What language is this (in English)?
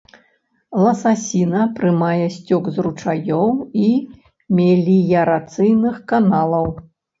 Belarusian